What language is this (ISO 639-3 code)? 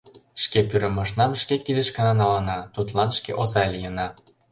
chm